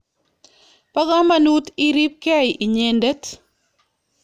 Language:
Kalenjin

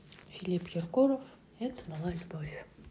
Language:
Russian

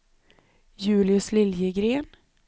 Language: Swedish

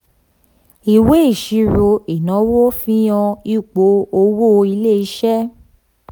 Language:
Yoruba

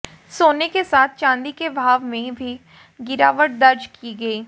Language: Hindi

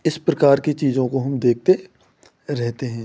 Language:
Hindi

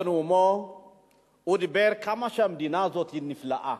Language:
Hebrew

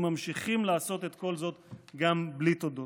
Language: Hebrew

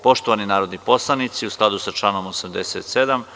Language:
Serbian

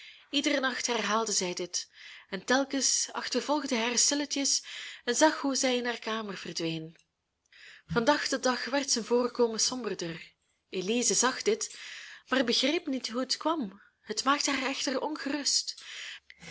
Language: Dutch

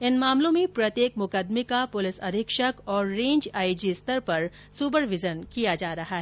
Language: Hindi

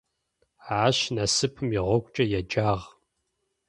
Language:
Adyghe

